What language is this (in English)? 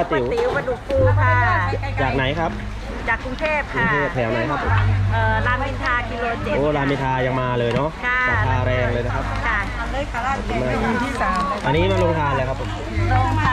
Thai